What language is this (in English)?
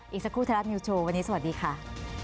Thai